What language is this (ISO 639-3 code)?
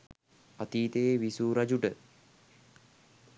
sin